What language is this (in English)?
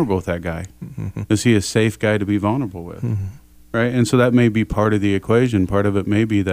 English